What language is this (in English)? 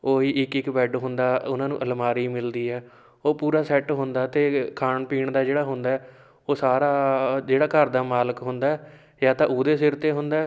Punjabi